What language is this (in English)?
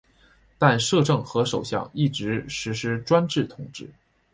Chinese